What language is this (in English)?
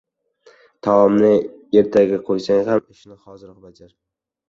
Uzbek